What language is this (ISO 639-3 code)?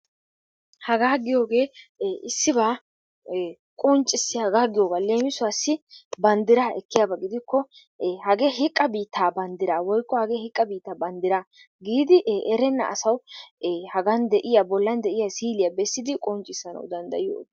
wal